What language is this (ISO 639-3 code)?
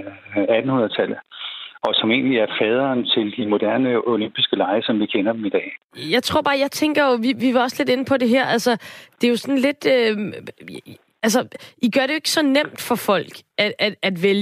dan